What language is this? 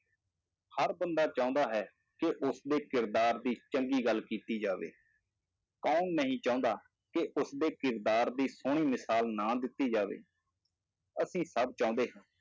Punjabi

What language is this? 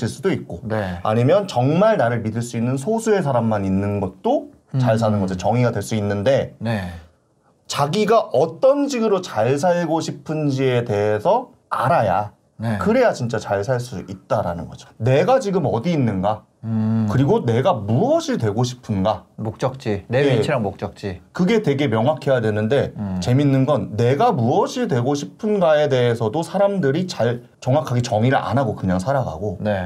Korean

